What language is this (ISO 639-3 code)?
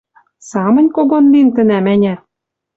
mrj